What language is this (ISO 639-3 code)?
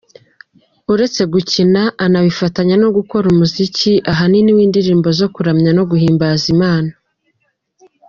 kin